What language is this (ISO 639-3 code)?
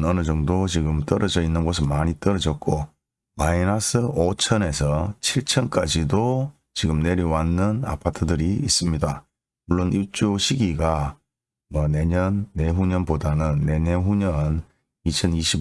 kor